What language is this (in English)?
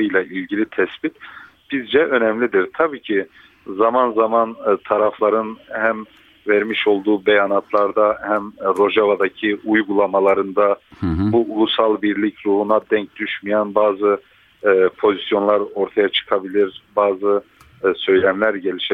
Turkish